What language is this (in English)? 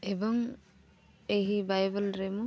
Odia